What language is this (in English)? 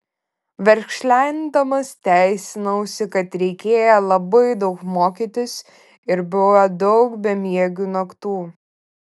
Lithuanian